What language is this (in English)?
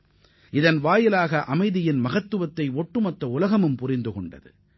Tamil